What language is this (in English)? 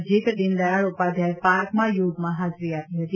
Gujarati